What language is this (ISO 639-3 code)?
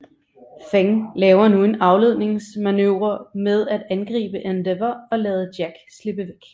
dan